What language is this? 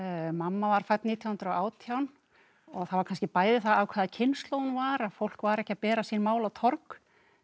Icelandic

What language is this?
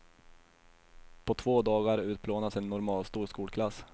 Swedish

